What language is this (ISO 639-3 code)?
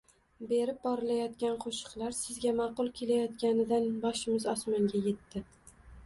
uzb